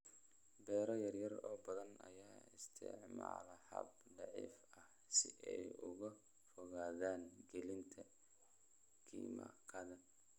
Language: Somali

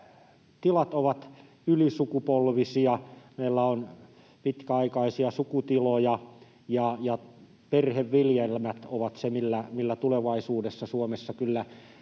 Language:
Finnish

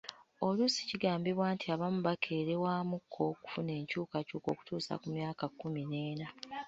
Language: Ganda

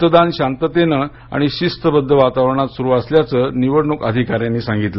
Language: Marathi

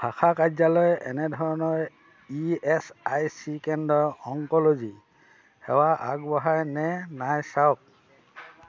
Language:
Assamese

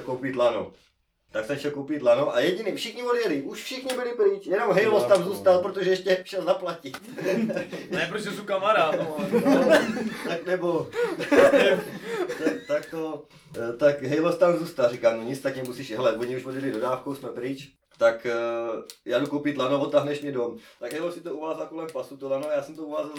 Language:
Czech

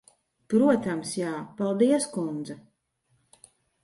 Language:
Latvian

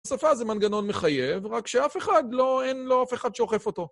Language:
Hebrew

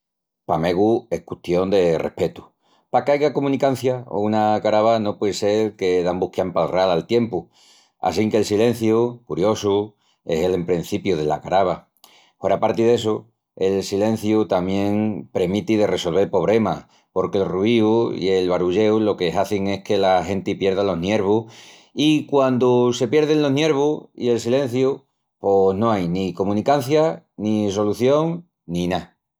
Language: Extremaduran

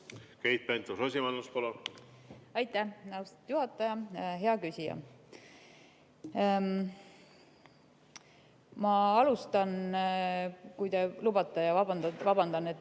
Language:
Estonian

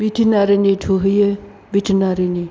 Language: Bodo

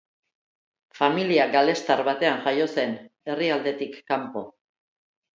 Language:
Basque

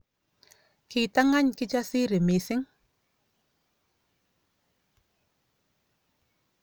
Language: Kalenjin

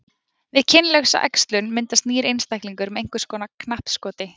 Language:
Icelandic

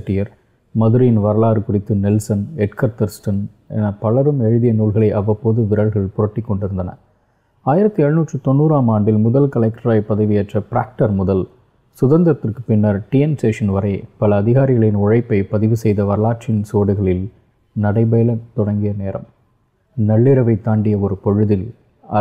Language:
Tamil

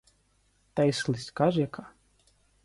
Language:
Ukrainian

